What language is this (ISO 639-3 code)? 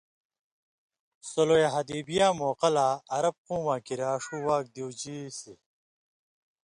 mvy